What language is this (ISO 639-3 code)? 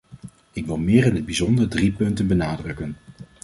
nld